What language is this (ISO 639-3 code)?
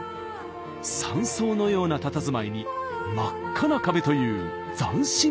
jpn